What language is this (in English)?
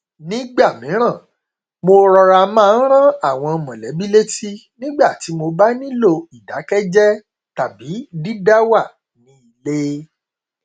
Yoruba